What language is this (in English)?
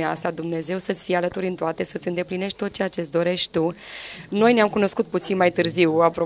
Romanian